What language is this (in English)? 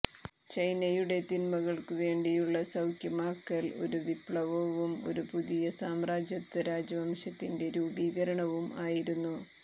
Malayalam